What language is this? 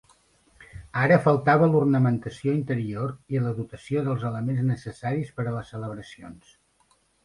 Catalan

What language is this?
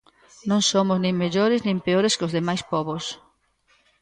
Galician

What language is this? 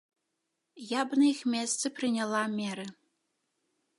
Belarusian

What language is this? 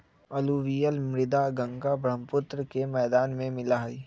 Magahi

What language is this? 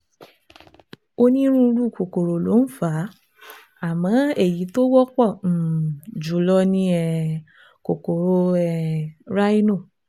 Yoruba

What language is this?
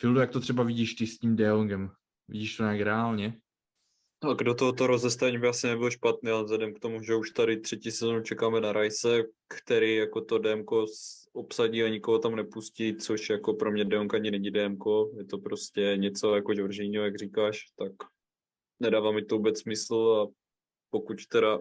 Czech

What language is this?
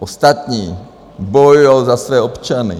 Czech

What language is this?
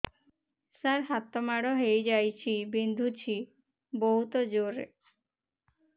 Odia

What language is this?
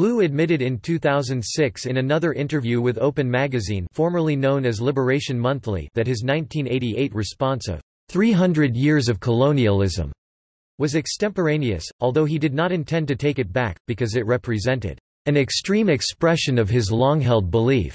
English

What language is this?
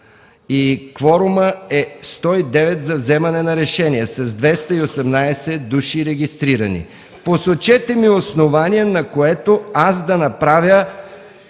Bulgarian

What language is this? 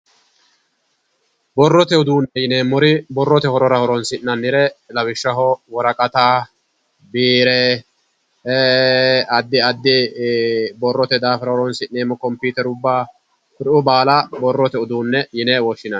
Sidamo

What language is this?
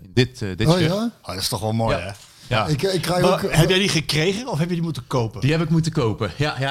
Dutch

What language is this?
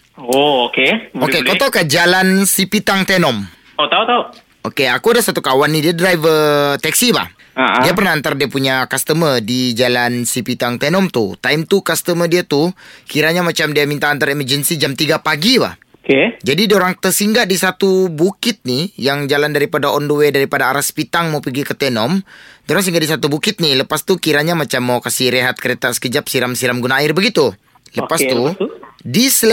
Malay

